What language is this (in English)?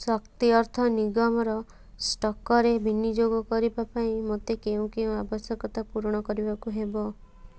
Odia